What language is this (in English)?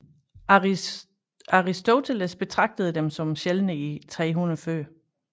Danish